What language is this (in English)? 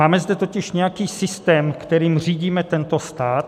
Czech